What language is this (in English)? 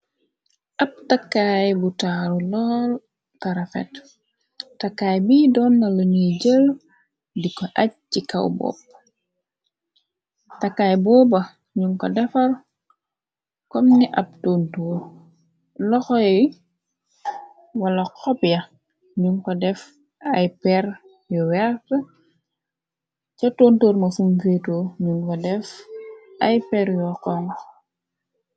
Wolof